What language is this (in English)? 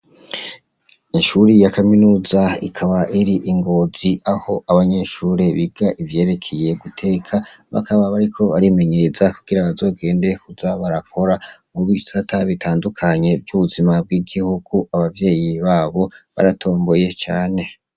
Rundi